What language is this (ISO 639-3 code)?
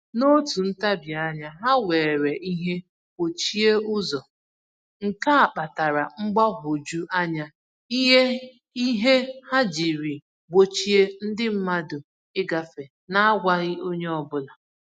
ibo